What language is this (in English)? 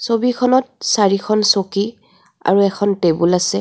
Assamese